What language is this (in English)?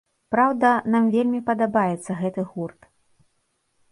Belarusian